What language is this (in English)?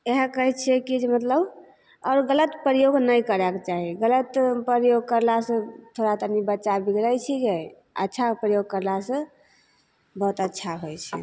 Maithili